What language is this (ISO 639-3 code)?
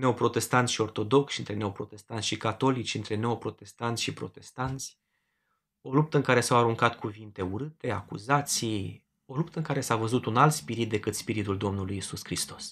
ron